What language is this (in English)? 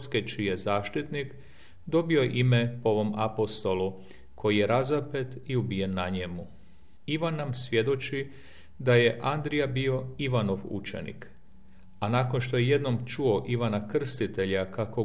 Croatian